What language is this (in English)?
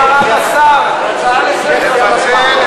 Hebrew